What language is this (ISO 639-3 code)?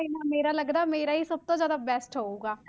pan